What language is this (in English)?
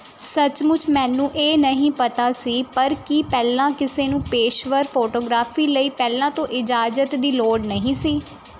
Punjabi